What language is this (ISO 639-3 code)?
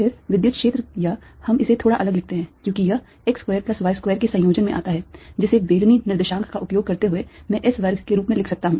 hin